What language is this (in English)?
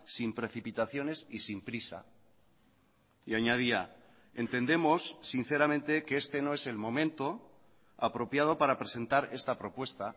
Spanish